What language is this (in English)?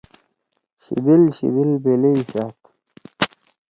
Torwali